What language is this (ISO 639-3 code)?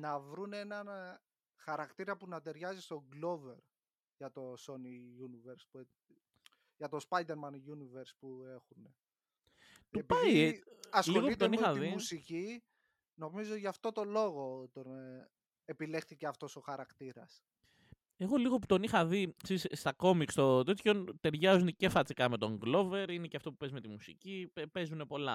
ell